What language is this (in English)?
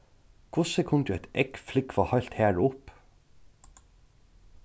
Faroese